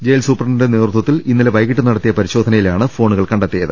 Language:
Malayalam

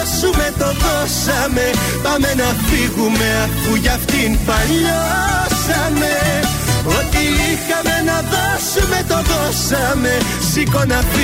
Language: Greek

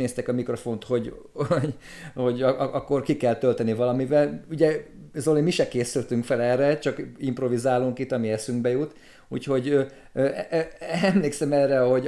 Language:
Hungarian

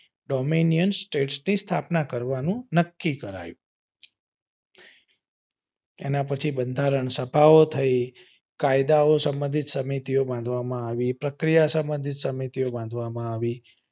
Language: Gujarati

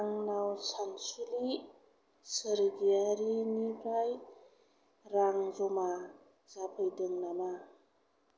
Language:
Bodo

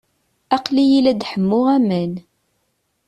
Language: Kabyle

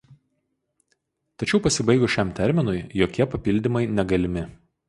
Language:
Lithuanian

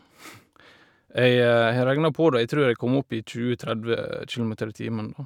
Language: Norwegian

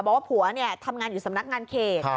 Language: Thai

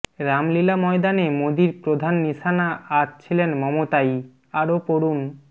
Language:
Bangla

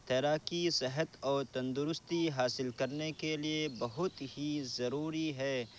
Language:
Urdu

